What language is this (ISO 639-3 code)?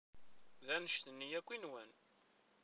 kab